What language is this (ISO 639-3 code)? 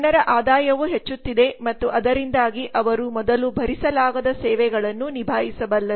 kan